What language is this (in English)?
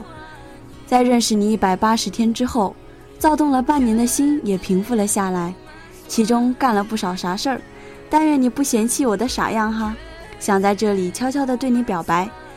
Chinese